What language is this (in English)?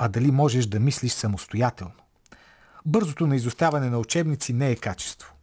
Bulgarian